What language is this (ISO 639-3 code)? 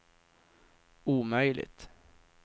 swe